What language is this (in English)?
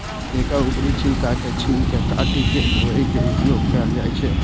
Maithili